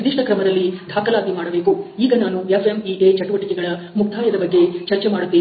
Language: Kannada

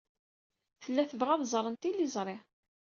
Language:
Kabyle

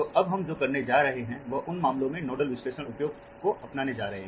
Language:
Hindi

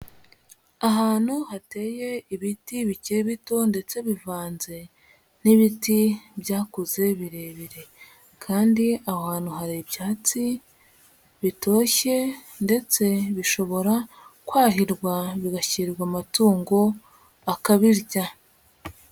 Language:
Kinyarwanda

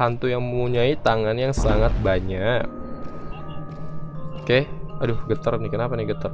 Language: Indonesian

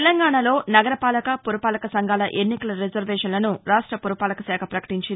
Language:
Telugu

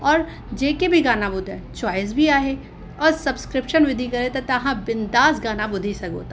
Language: Sindhi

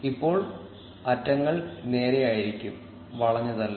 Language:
Malayalam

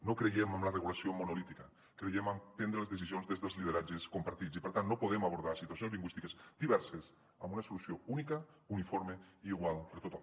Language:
Catalan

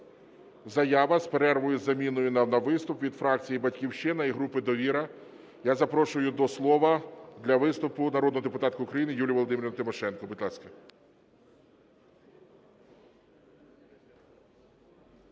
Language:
Ukrainian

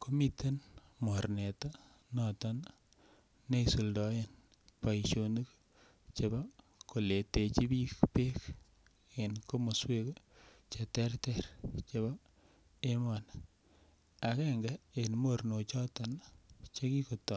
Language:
Kalenjin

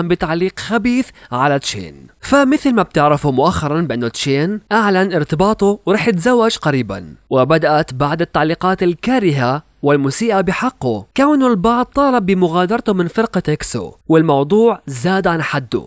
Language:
Arabic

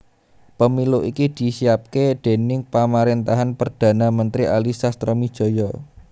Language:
Javanese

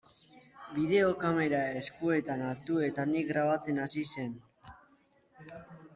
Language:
Basque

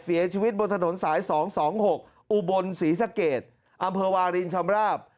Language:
Thai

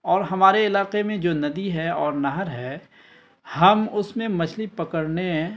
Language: Urdu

